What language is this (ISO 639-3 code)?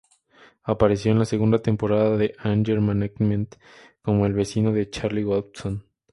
spa